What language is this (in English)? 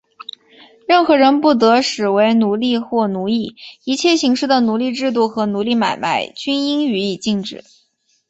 Chinese